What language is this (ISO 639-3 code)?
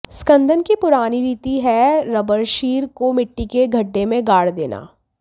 hin